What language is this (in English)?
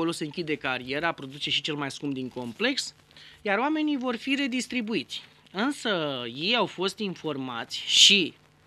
Romanian